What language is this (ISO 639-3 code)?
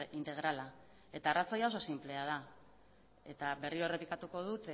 eus